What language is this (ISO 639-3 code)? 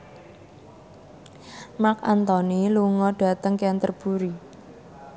jav